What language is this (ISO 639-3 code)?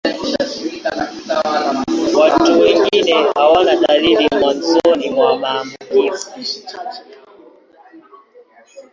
swa